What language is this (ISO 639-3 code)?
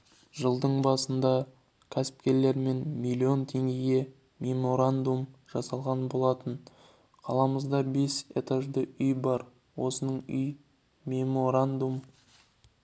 kaz